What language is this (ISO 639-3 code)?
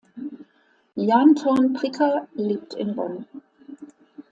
deu